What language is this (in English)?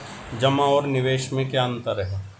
Hindi